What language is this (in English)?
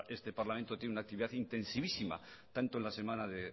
Spanish